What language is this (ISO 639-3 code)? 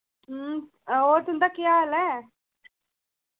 doi